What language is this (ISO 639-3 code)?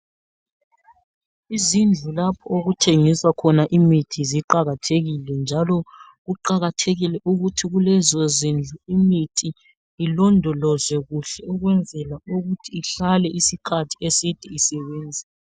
nde